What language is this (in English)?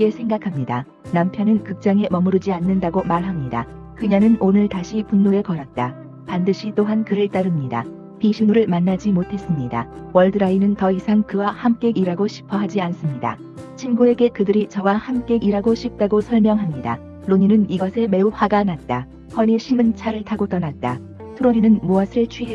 Korean